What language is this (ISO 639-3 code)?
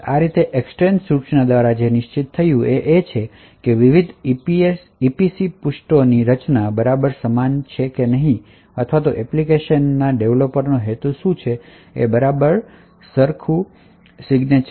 guj